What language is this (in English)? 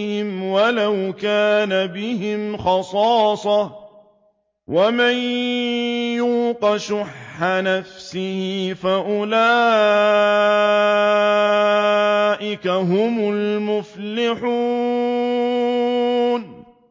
Arabic